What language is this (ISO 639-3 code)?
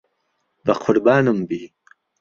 ckb